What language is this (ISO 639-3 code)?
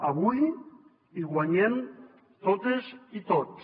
cat